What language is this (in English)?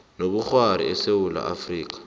South Ndebele